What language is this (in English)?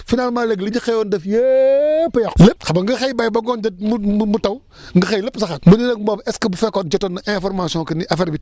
Wolof